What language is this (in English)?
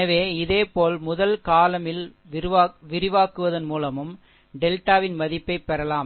Tamil